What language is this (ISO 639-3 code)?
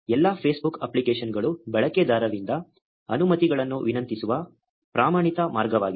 kan